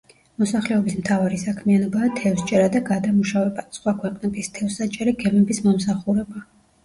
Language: Georgian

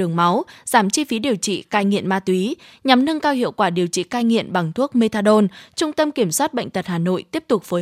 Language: Vietnamese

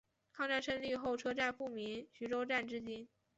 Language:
Chinese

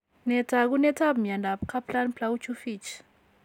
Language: Kalenjin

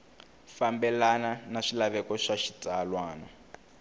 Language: Tsonga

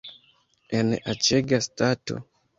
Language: Esperanto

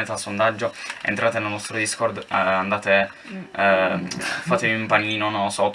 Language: Italian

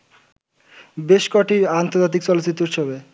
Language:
Bangla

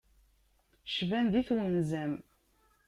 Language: Kabyle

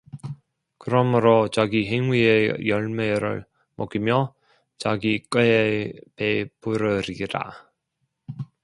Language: Korean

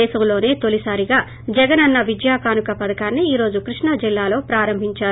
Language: Telugu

